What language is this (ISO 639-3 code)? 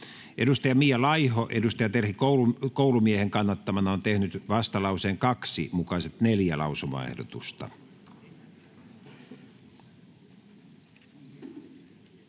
fin